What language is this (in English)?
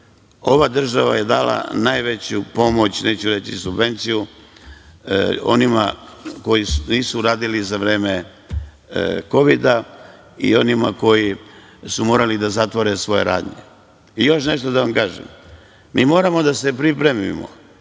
Serbian